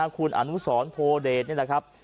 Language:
Thai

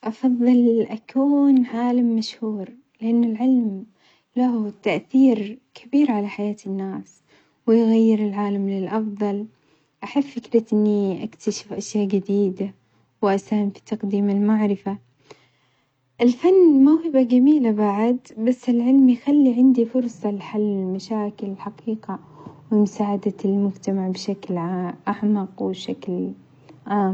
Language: Omani Arabic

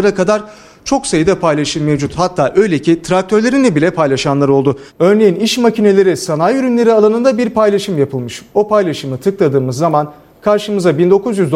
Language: Turkish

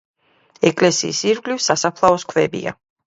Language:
Georgian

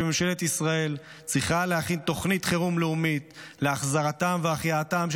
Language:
Hebrew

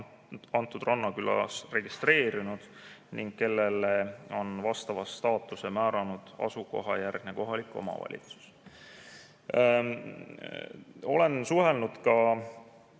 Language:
Estonian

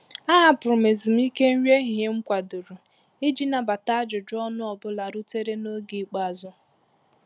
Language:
Igbo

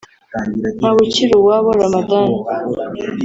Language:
Kinyarwanda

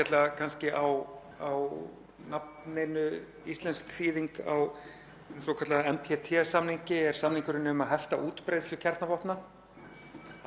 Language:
Icelandic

